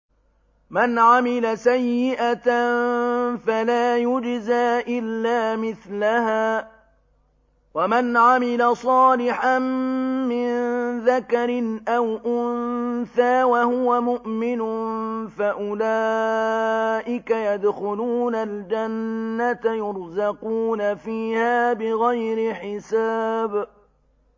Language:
Arabic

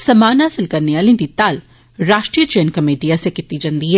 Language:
Dogri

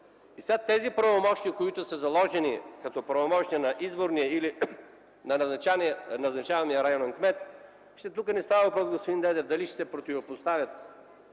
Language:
Bulgarian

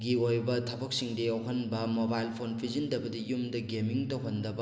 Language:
Manipuri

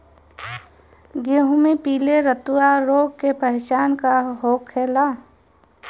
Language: Bhojpuri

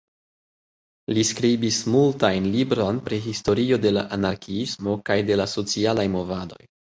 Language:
Esperanto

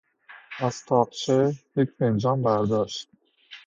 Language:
Persian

